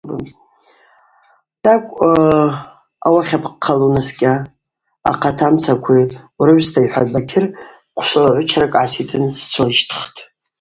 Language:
Abaza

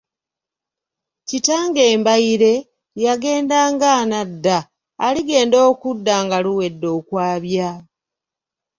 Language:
Ganda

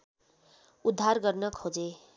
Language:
Nepali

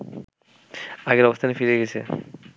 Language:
Bangla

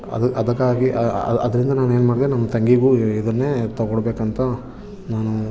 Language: Kannada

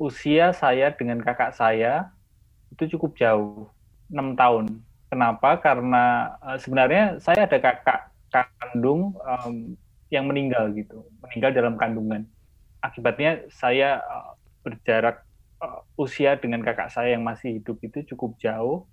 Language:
Indonesian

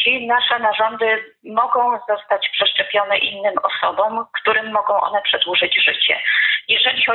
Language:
Polish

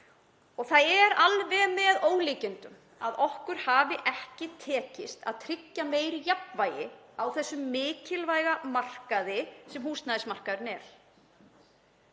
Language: Icelandic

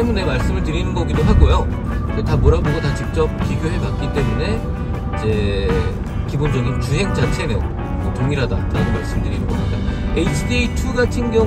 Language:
Korean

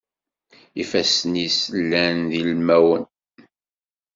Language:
Kabyle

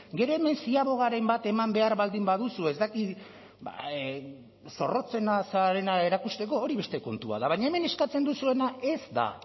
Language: Basque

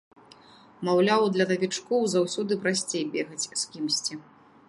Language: Belarusian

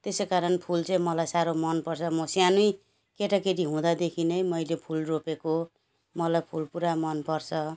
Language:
Nepali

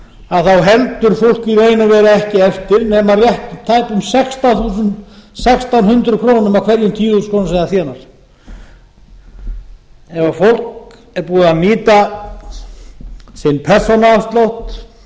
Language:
Icelandic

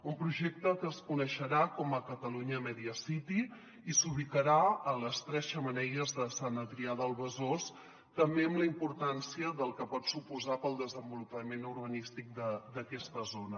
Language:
Catalan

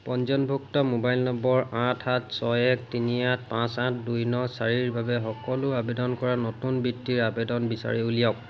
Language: Assamese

